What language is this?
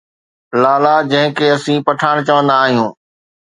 Sindhi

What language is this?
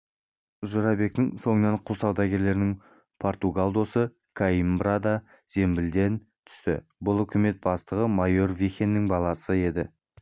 Kazakh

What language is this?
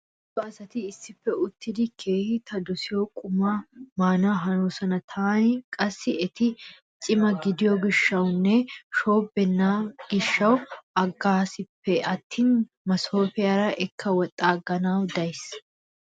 Wolaytta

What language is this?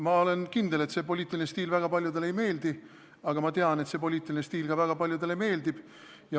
Estonian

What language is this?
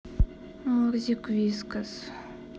Russian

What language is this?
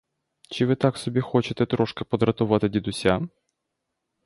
Ukrainian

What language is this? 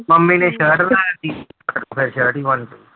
Punjabi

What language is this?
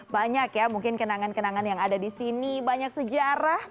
Indonesian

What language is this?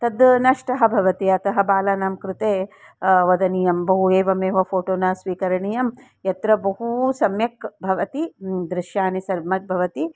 Sanskrit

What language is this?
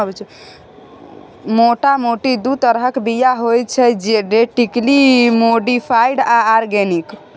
Maithili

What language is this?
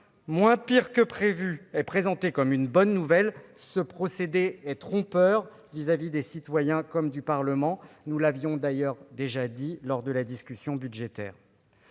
French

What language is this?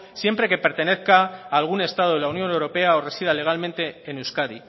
Spanish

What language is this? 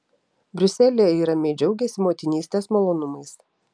Lithuanian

